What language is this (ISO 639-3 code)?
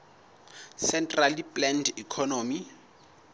sot